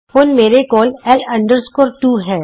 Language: Punjabi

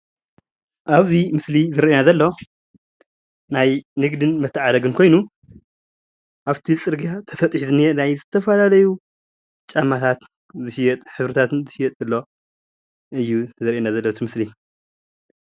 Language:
Tigrinya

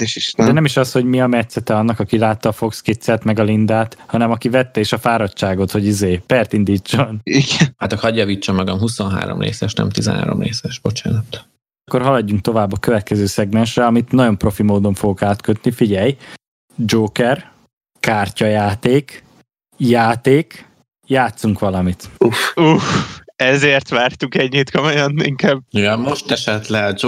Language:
Hungarian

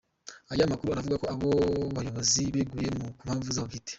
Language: Kinyarwanda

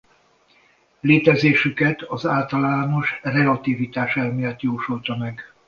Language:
Hungarian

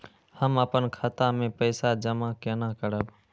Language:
Maithili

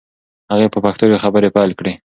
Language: Pashto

